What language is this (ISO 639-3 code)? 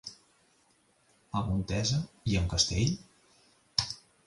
cat